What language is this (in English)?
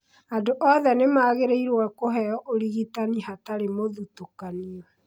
Kikuyu